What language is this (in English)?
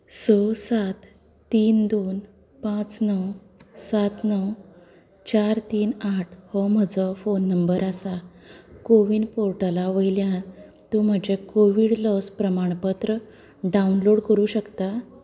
Konkani